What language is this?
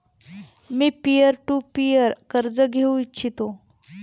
Marathi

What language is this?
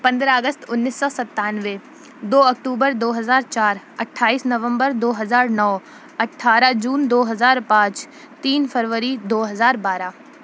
Urdu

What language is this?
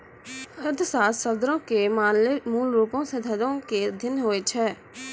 Maithili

